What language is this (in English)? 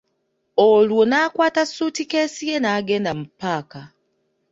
Ganda